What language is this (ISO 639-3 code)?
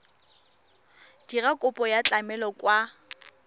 tsn